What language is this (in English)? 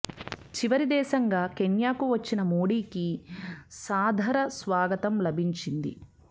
Telugu